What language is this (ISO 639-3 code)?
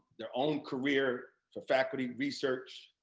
eng